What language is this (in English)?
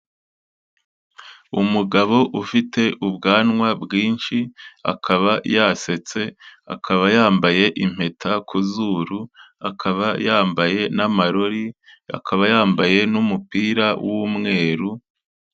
Kinyarwanda